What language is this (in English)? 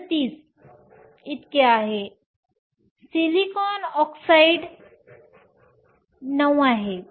Marathi